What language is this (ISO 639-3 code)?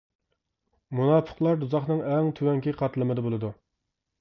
uig